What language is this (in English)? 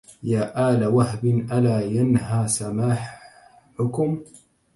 Arabic